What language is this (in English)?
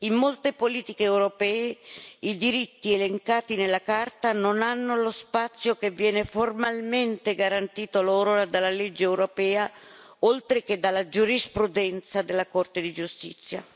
Italian